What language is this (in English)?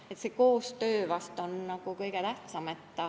Estonian